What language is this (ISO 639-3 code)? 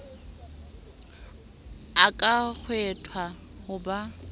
sot